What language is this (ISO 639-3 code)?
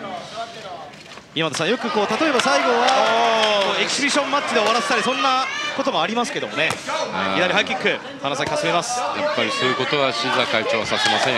jpn